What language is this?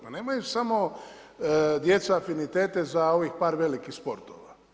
Croatian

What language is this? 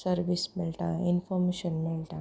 Konkani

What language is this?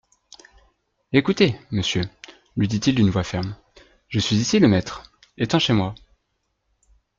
French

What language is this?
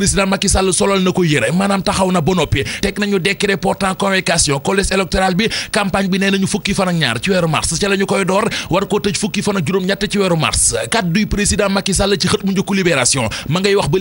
Arabic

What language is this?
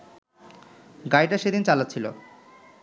Bangla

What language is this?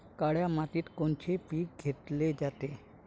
Marathi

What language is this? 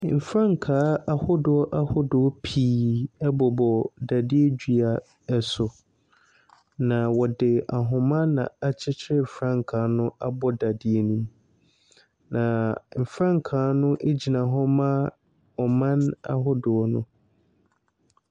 Akan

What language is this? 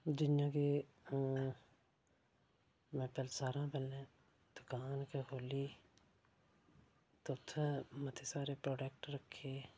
Dogri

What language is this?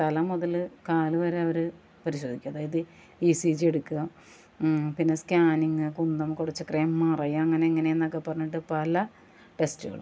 Malayalam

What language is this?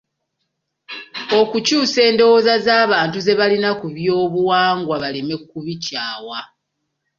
Ganda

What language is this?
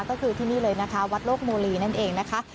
Thai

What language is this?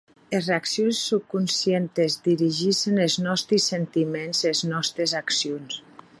Occitan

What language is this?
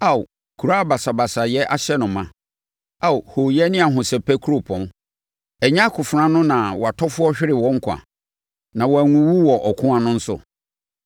Akan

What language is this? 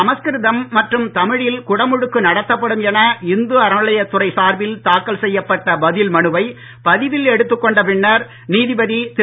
Tamil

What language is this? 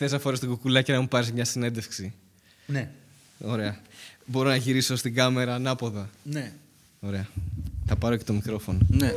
Greek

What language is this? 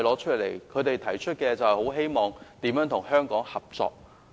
Cantonese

